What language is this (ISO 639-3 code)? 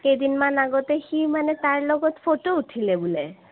asm